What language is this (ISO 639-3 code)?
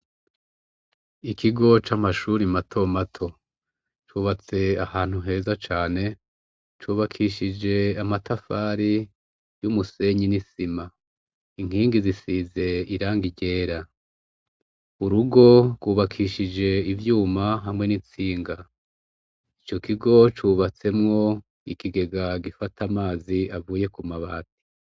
run